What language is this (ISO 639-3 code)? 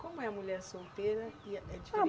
por